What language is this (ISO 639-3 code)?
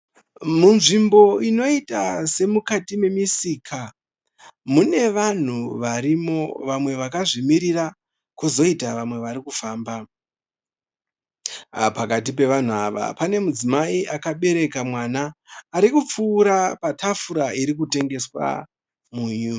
sna